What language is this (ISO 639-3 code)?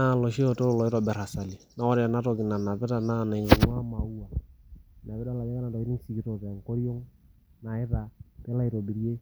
mas